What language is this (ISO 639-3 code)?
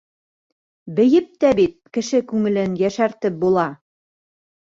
bak